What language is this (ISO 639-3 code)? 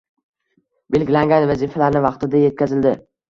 uzb